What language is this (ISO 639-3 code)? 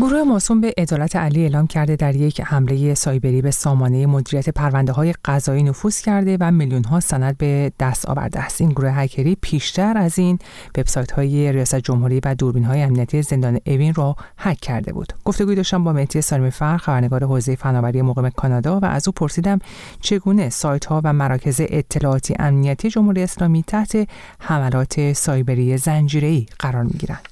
fas